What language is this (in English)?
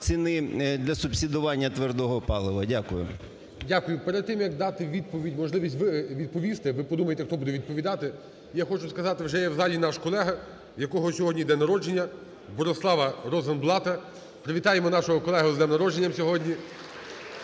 Ukrainian